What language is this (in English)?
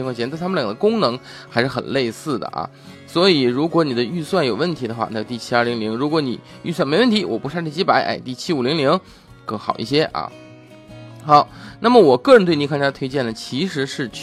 Chinese